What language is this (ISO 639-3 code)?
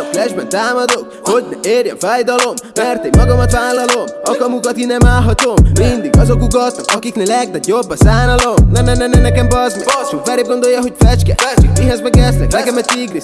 hun